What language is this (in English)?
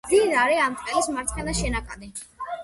Georgian